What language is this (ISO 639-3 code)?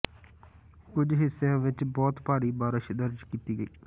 pan